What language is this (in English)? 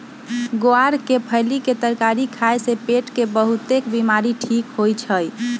Magahi